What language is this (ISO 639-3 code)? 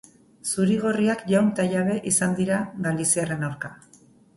eus